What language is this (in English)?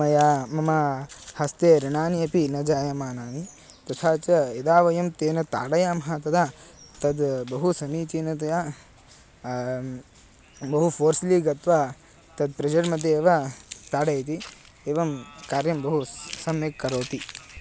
Sanskrit